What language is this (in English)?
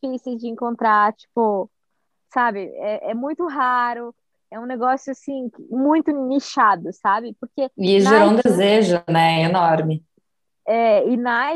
Portuguese